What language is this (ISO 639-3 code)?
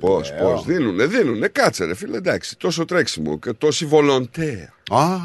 ell